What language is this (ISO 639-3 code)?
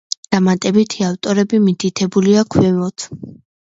kat